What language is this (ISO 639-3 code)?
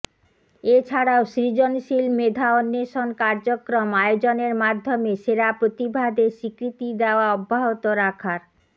ben